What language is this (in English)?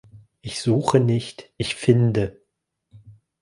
German